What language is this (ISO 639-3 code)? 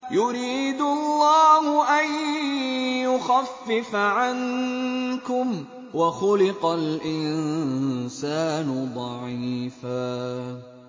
ara